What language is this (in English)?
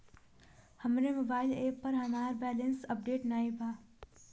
Bhojpuri